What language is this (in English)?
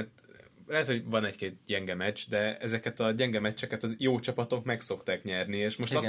Hungarian